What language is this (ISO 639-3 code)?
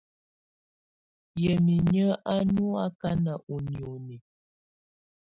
tvu